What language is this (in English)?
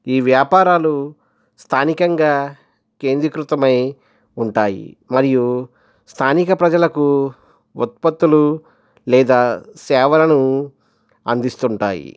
Telugu